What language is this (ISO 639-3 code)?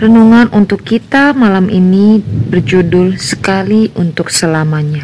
ind